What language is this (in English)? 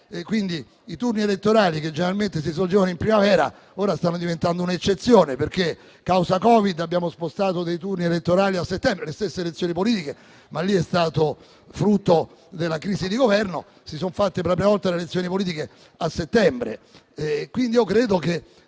Italian